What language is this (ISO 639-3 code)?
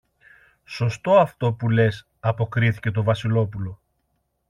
ell